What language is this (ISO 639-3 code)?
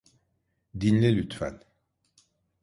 tur